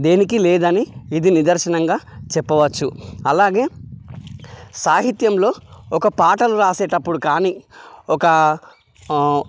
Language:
Telugu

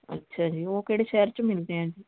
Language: Punjabi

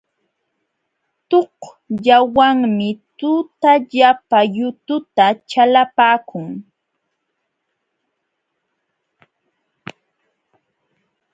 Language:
Jauja Wanca Quechua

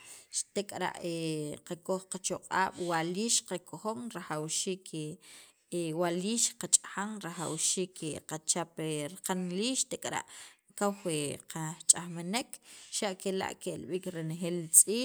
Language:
Sacapulteco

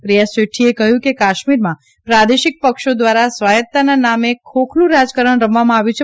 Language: Gujarati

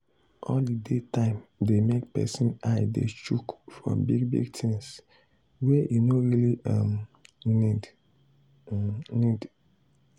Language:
Nigerian Pidgin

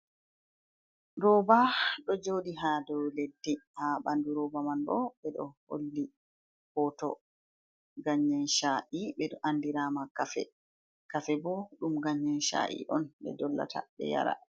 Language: Fula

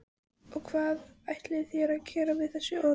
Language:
Icelandic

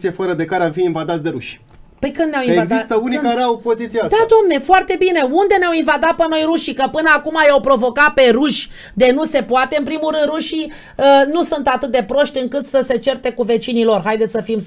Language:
Romanian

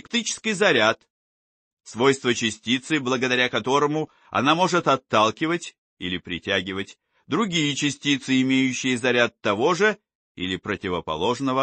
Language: Russian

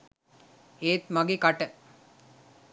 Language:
Sinhala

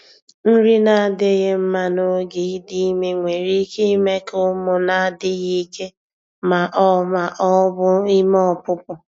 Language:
Igbo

